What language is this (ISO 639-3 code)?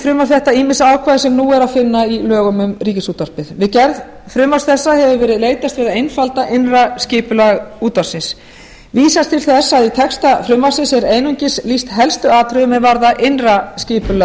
isl